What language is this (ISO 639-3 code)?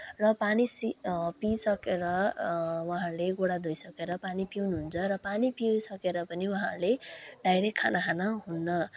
nep